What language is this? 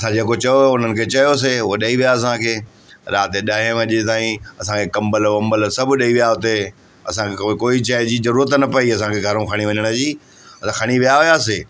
Sindhi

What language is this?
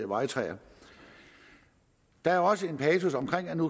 Danish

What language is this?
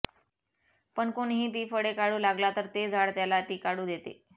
Marathi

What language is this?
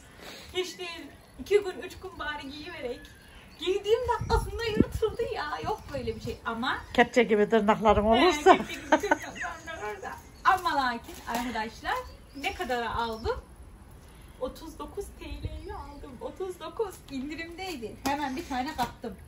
Turkish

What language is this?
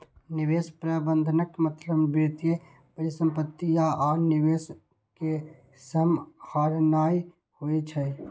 Maithili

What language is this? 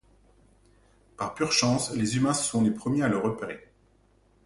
French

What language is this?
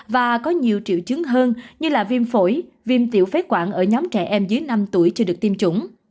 Vietnamese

